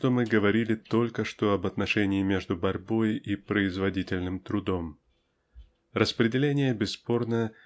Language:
Russian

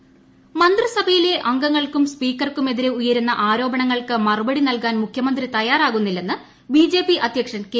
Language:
Malayalam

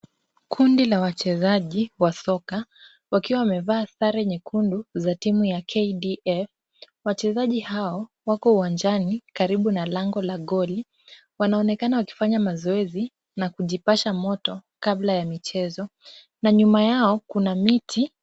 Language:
Swahili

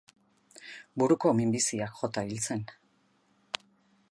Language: Basque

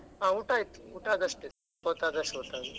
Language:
Kannada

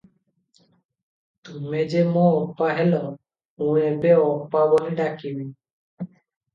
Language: Odia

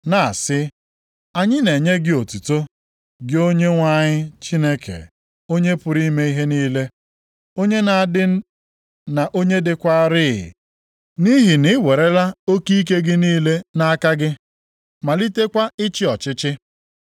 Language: Igbo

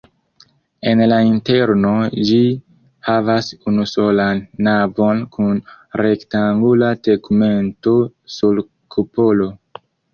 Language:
Esperanto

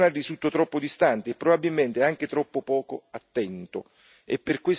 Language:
Italian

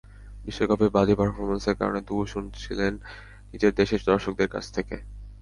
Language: Bangla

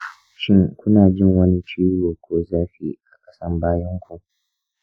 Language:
Hausa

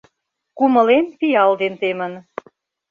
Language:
Mari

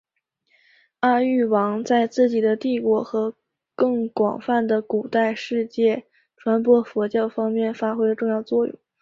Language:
Chinese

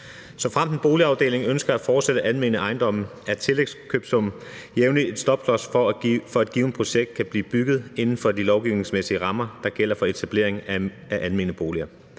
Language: Danish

